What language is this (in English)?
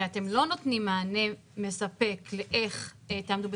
Hebrew